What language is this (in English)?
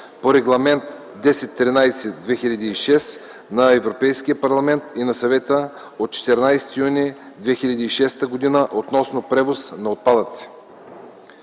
Bulgarian